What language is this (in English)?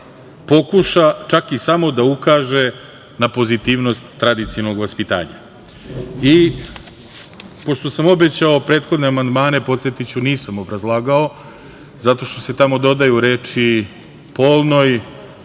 Serbian